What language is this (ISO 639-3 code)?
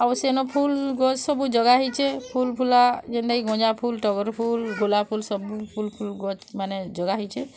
ori